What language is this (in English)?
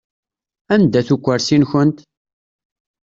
Kabyle